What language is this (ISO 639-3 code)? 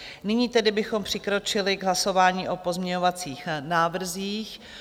ces